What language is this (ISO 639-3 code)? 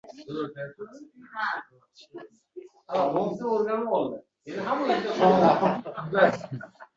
uzb